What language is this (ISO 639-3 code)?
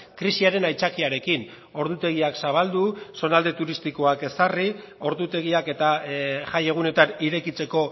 eus